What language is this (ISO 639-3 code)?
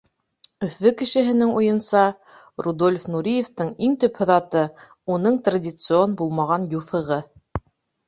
bak